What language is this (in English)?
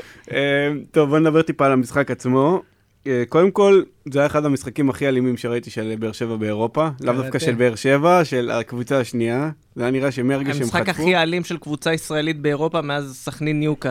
Hebrew